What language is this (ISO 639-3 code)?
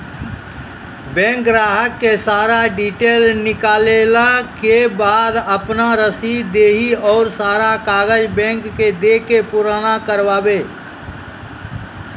mai